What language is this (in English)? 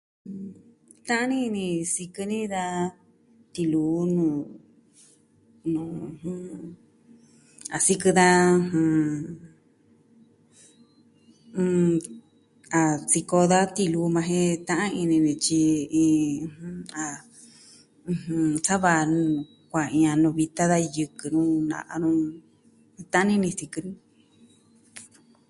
Southwestern Tlaxiaco Mixtec